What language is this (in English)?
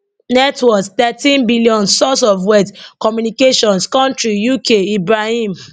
Nigerian Pidgin